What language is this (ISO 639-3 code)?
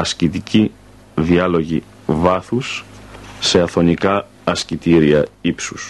ell